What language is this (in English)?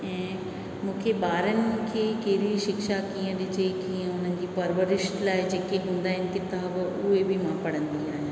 Sindhi